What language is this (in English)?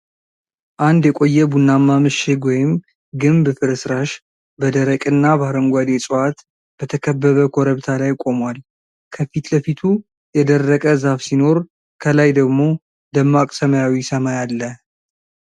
Amharic